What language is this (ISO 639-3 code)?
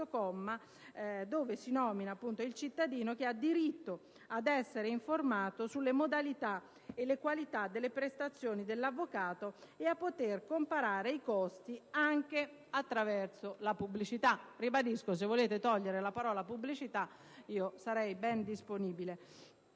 ita